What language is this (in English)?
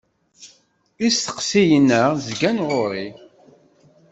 Kabyle